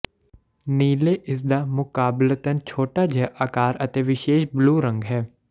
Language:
Punjabi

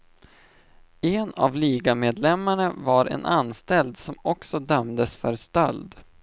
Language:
Swedish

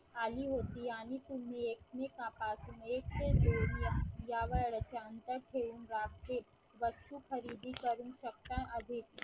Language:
Marathi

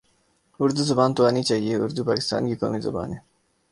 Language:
Urdu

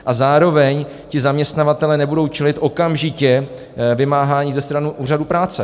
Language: Czech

